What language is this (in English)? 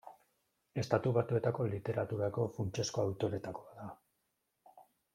Basque